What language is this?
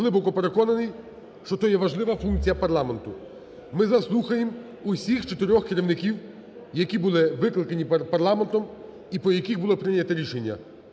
Ukrainian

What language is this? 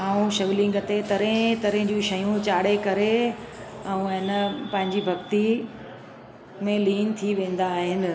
Sindhi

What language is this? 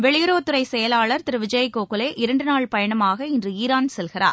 Tamil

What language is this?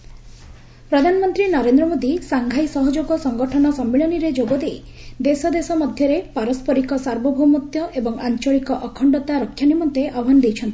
Odia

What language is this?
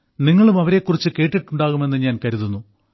Malayalam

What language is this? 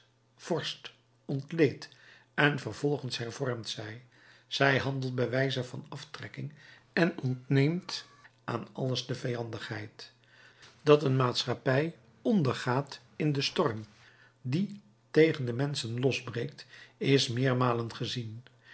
Dutch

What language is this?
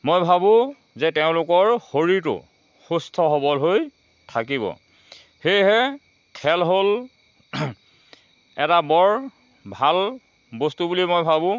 Assamese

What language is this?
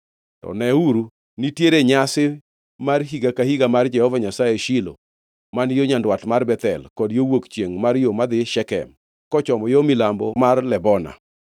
Luo (Kenya and Tanzania)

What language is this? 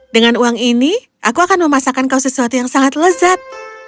Indonesian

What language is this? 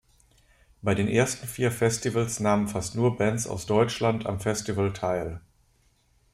German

